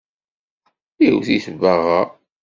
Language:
Kabyle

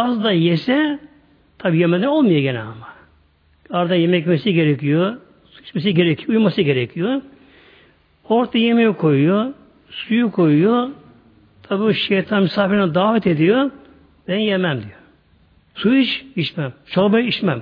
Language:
Turkish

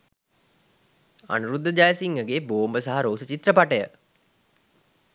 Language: Sinhala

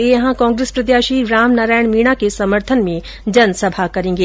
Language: Hindi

